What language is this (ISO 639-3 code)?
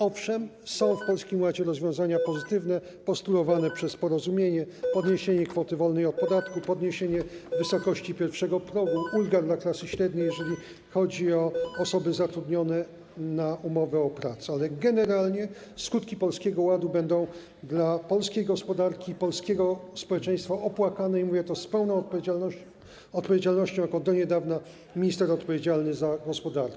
pol